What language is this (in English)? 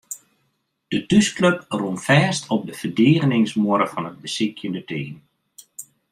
Western Frisian